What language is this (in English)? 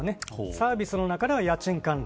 Japanese